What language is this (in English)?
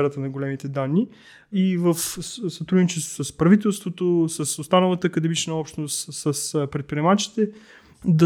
Bulgarian